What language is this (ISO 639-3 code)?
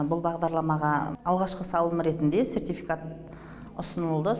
kaz